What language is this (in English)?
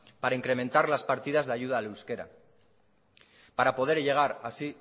Spanish